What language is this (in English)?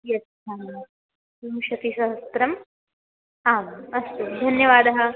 Sanskrit